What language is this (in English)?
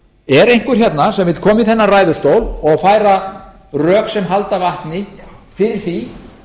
Icelandic